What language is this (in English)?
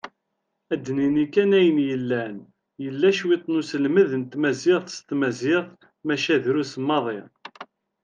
Kabyle